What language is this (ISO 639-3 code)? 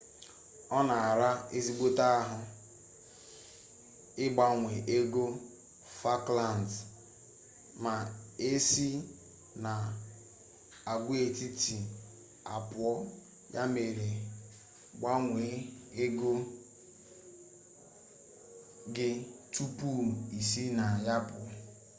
ibo